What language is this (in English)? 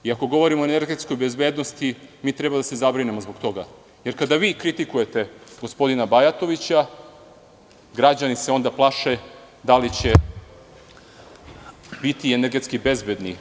Serbian